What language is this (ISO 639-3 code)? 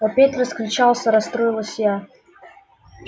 rus